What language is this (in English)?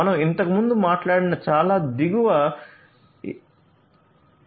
Telugu